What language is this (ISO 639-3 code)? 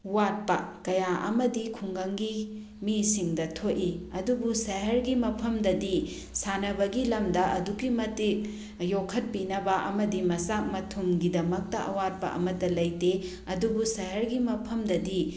mni